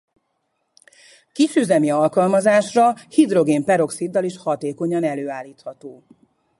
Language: Hungarian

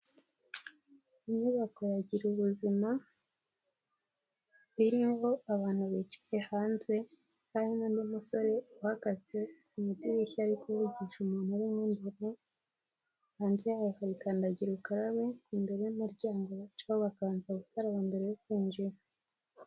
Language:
Kinyarwanda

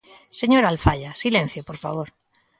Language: Galician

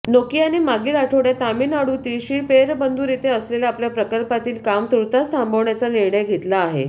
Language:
Marathi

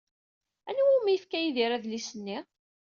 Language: Kabyle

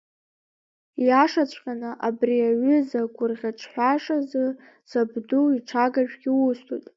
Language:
Abkhazian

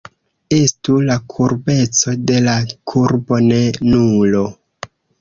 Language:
Esperanto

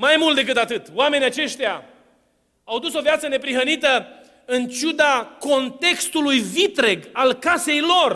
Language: Romanian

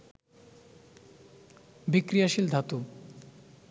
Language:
Bangla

